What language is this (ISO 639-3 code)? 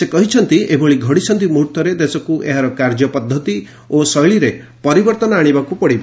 ori